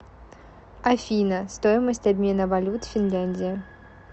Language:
Russian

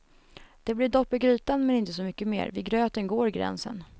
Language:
Swedish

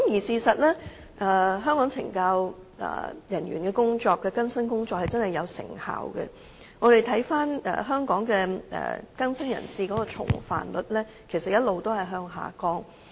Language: Cantonese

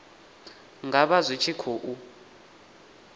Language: Venda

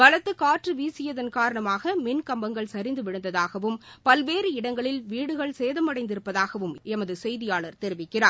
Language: Tamil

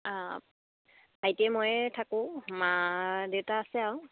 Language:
Assamese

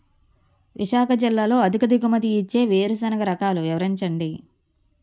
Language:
Telugu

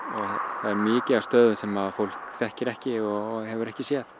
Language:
Icelandic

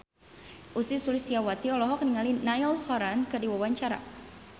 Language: Sundanese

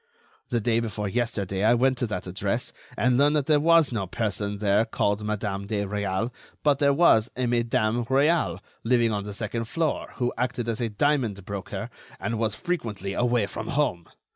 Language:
English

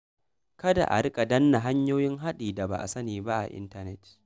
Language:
Hausa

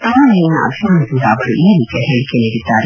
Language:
Kannada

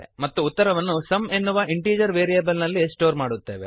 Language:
Kannada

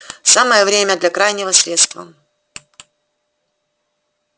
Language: Russian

